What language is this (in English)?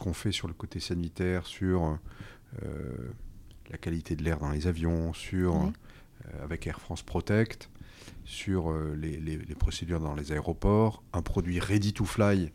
French